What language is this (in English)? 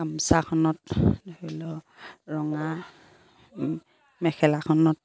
Assamese